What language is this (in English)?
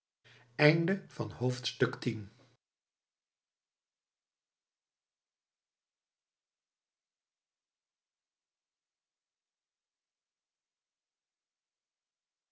Dutch